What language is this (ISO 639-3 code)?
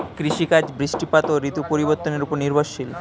ben